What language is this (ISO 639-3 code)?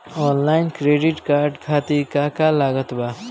bho